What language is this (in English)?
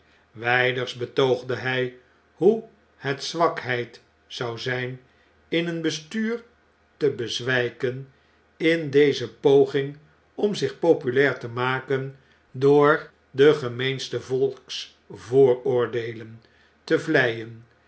Dutch